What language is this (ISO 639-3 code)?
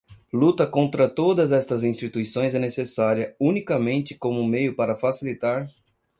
por